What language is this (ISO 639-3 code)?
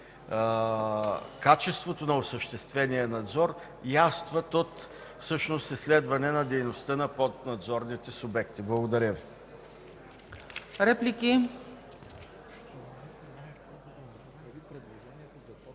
bul